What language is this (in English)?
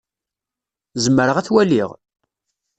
Kabyle